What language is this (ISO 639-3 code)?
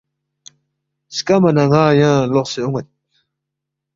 bft